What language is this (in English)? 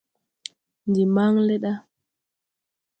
Tupuri